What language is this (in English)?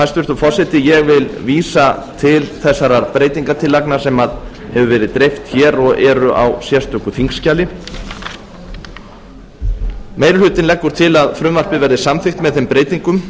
Icelandic